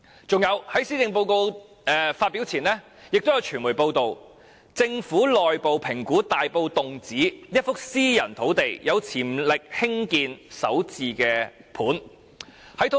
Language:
Cantonese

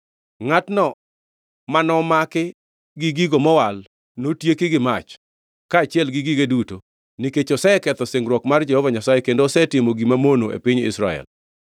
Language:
Luo (Kenya and Tanzania)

